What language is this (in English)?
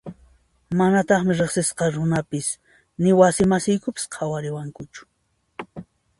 Puno Quechua